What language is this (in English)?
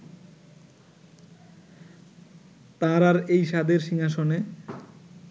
Bangla